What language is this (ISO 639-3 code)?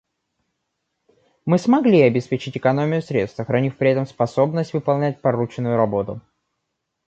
rus